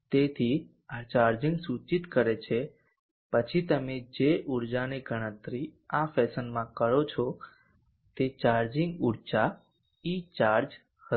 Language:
Gujarati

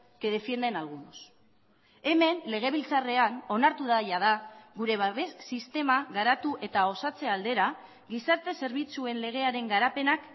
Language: Basque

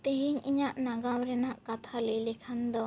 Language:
Santali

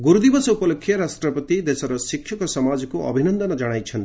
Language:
Odia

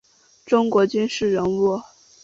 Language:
Chinese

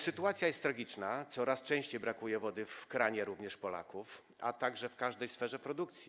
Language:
Polish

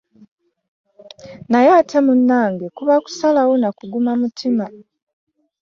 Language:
Ganda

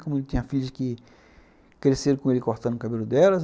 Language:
Portuguese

